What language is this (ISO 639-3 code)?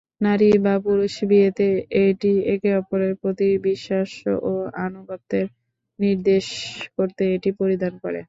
ben